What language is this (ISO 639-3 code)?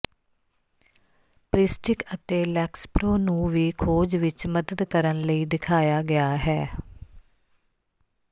pan